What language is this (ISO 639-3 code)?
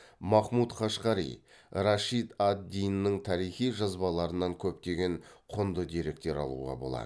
kaz